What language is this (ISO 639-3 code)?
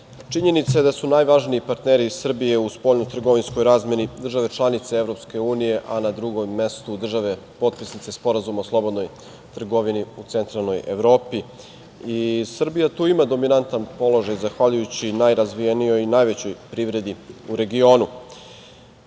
srp